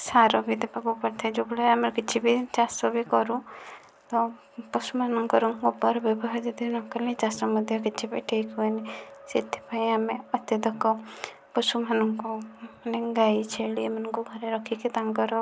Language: Odia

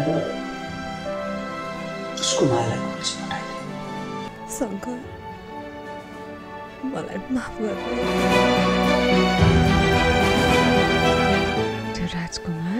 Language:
Korean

